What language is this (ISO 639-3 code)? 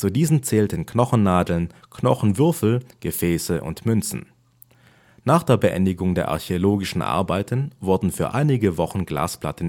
deu